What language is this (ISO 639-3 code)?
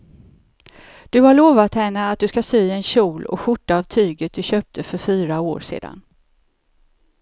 swe